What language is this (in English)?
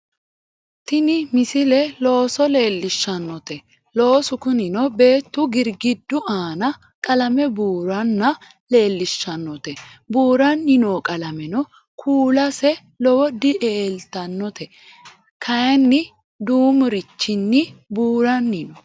Sidamo